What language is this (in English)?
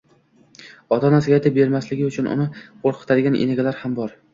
Uzbek